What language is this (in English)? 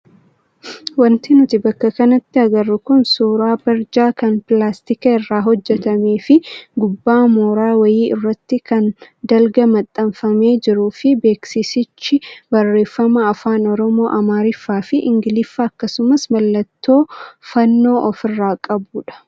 Oromo